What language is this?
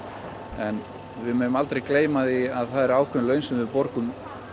Icelandic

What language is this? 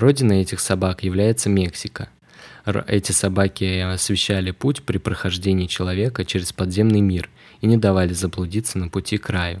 Russian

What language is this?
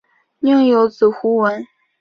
Chinese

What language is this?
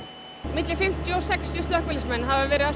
Icelandic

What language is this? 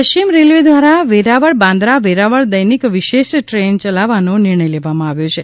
Gujarati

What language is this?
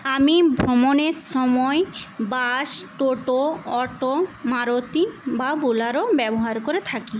Bangla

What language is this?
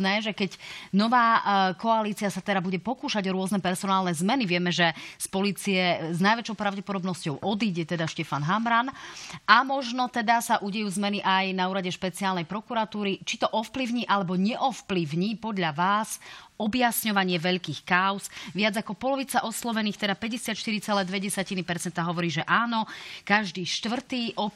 Slovak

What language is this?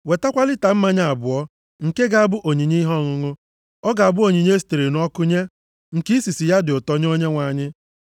Igbo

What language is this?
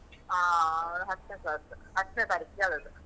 Kannada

